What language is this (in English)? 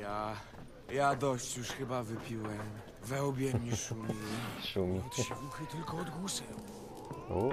Polish